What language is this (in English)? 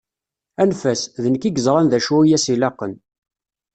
Kabyle